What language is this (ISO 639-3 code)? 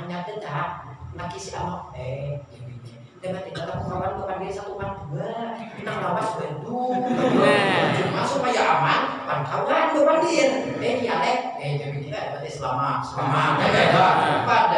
ind